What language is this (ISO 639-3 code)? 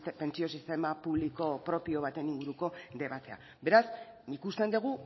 eus